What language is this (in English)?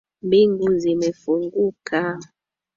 Swahili